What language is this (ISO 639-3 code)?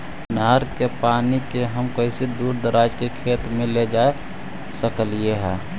mag